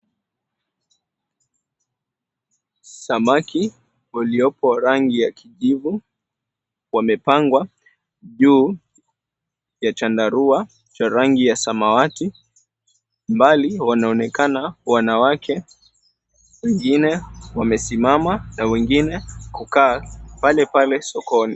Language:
Swahili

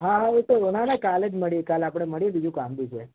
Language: Gujarati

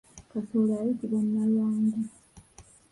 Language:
Ganda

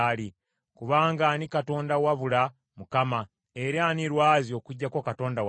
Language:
Ganda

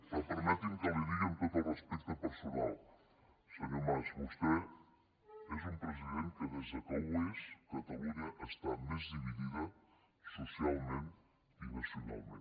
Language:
Catalan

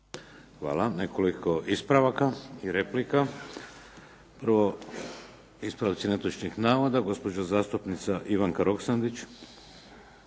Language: Croatian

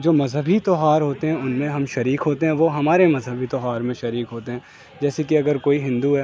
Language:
Urdu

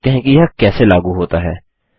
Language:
Hindi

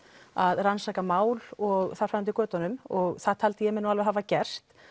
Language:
Icelandic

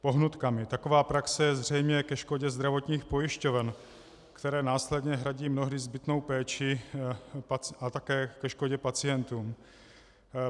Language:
Czech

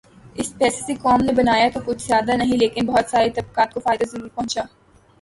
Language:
Urdu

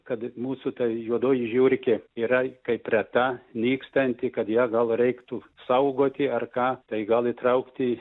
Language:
Lithuanian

